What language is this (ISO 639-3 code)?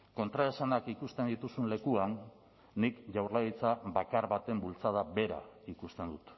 eus